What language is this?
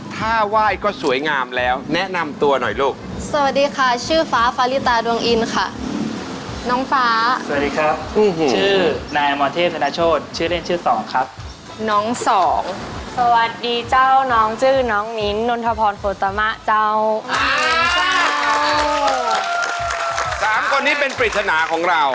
Thai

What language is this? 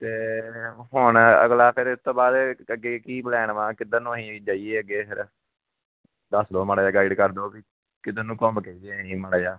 Punjabi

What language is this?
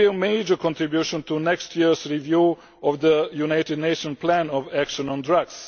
English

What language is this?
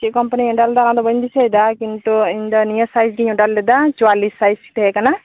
Santali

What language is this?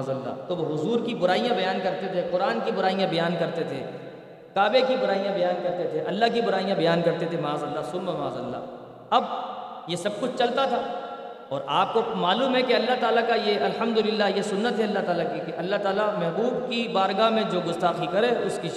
Urdu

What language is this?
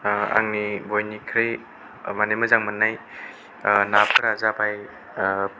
Bodo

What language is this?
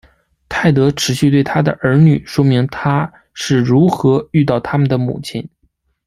Chinese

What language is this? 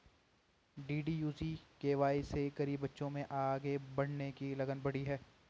Hindi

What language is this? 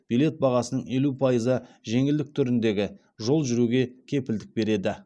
Kazakh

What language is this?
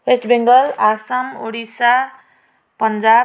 Nepali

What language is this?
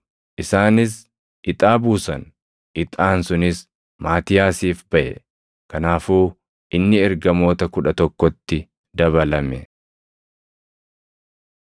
Oromo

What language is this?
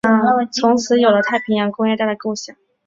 Chinese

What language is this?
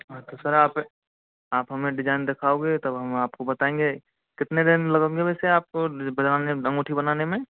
Hindi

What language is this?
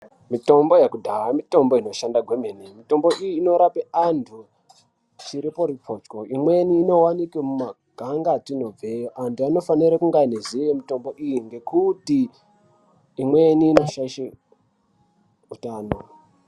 Ndau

